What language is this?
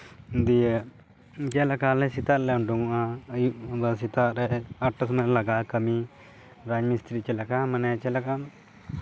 Santali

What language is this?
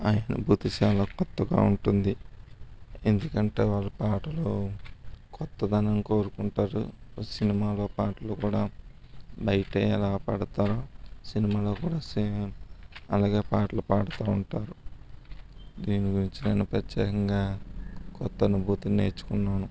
Telugu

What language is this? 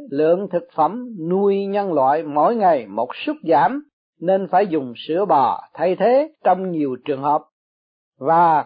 Vietnamese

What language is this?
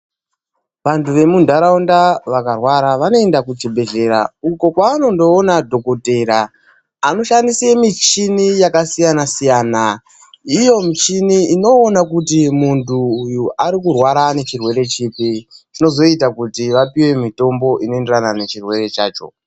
Ndau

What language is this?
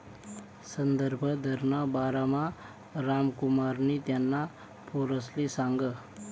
Marathi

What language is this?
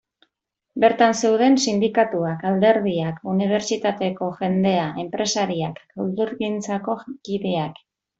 Basque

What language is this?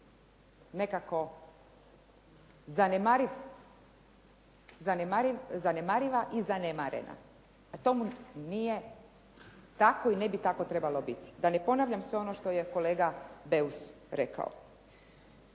Croatian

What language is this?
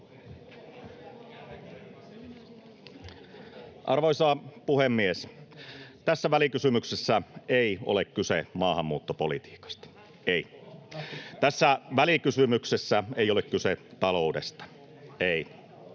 Finnish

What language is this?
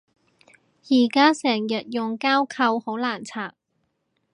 Cantonese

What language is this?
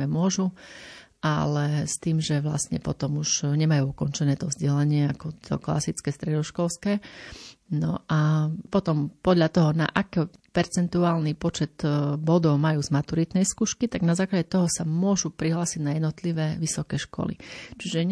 Slovak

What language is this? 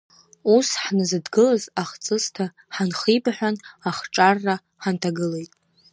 Abkhazian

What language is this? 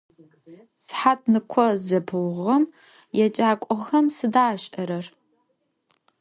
Adyghe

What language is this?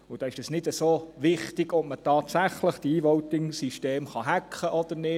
Swiss German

